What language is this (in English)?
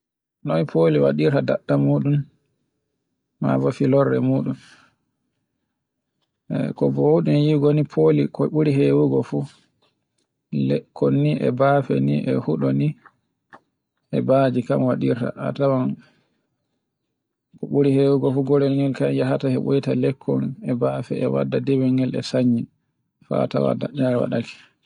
Borgu Fulfulde